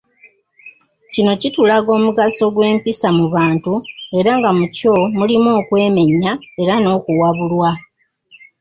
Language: Ganda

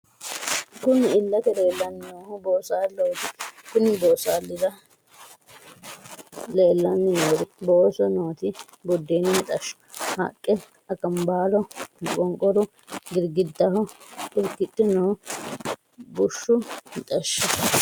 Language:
Sidamo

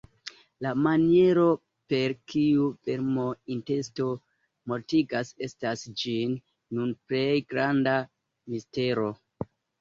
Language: Esperanto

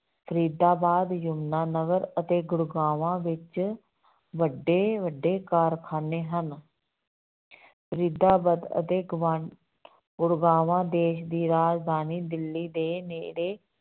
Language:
Punjabi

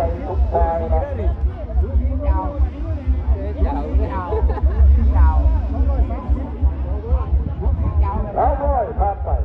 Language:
Thai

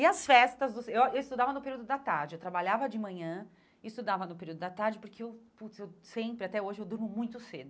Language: Portuguese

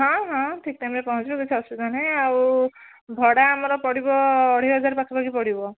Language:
Odia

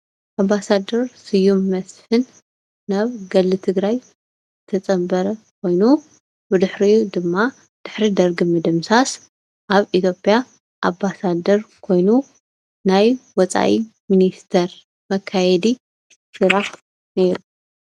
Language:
Tigrinya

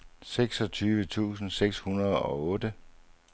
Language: Danish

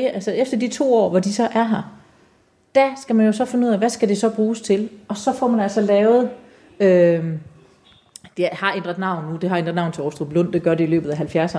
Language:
Danish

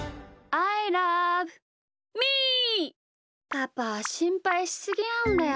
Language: Japanese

